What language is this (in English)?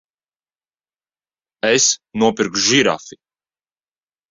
Latvian